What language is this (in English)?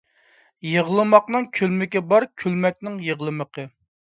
Uyghur